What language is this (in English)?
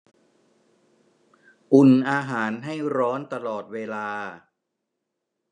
Thai